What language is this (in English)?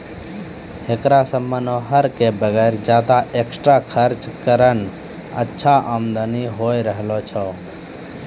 Maithili